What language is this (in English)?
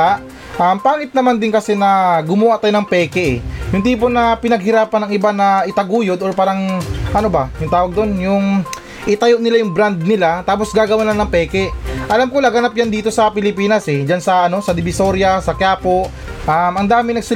Filipino